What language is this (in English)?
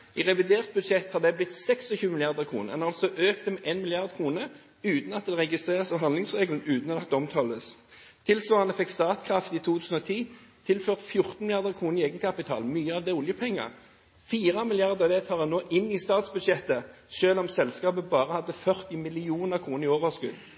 Norwegian Bokmål